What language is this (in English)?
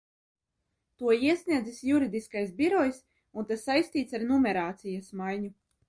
Latvian